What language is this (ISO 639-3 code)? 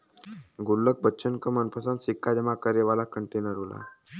bho